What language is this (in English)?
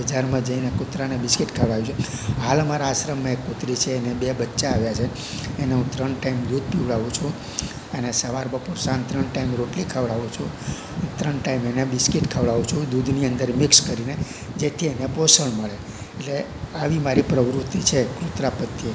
Gujarati